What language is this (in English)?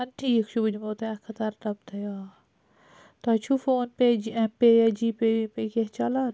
Kashmiri